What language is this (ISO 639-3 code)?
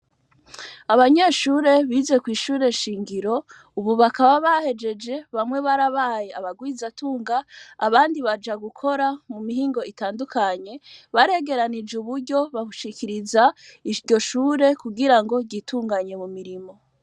run